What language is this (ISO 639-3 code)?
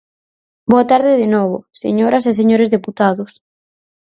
glg